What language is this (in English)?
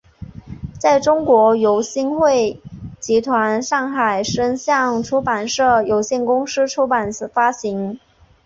Chinese